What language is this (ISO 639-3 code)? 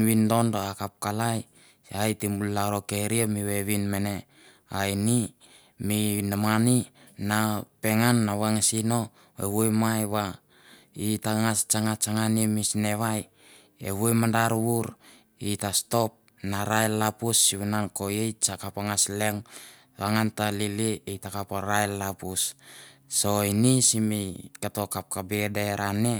tbf